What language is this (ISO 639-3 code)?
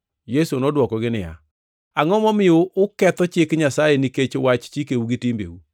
luo